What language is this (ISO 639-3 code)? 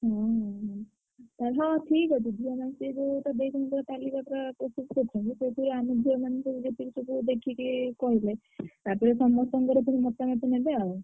ori